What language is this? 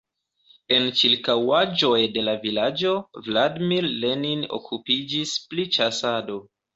Esperanto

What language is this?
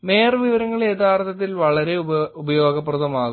Malayalam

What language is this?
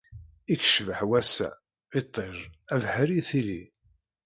Kabyle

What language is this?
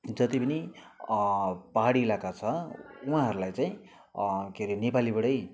Nepali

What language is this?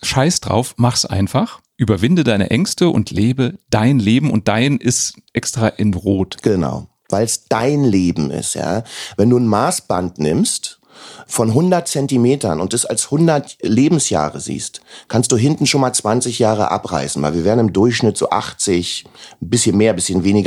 German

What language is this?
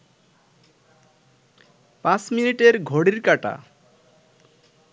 Bangla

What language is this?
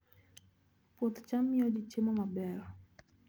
Luo (Kenya and Tanzania)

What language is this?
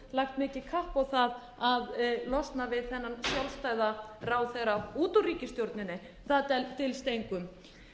Icelandic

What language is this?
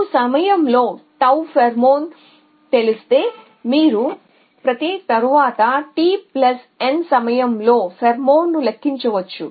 Telugu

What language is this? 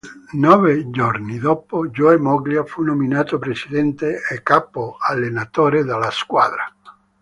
Italian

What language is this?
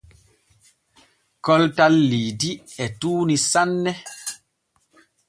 Borgu Fulfulde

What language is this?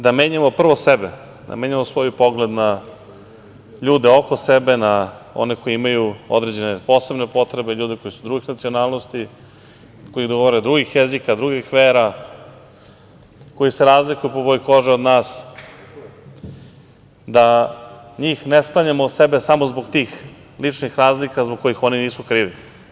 Serbian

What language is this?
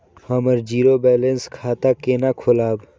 Maithili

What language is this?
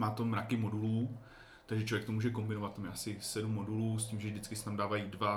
Czech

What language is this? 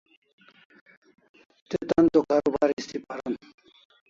Kalasha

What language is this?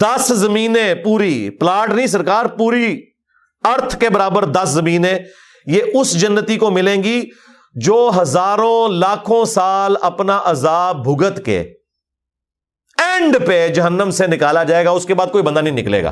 Urdu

